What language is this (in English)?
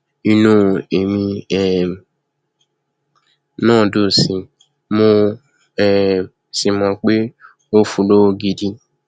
Yoruba